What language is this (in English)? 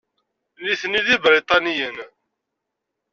Kabyle